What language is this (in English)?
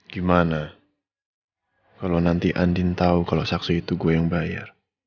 Indonesian